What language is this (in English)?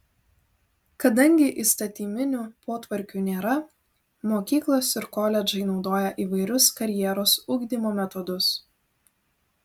Lithuanian